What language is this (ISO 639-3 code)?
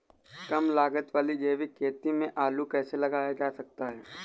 hin